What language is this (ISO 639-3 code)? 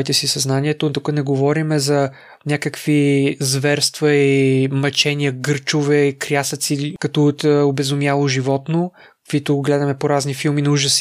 bul